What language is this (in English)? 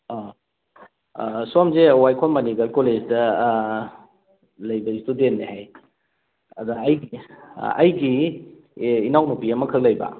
Manipuri